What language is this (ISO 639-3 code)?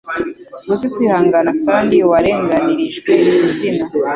kin